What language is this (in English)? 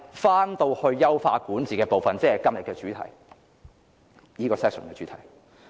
Cantonese